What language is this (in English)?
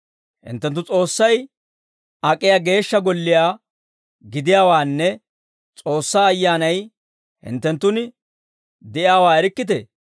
Dawro